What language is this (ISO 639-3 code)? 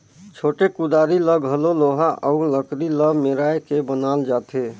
hne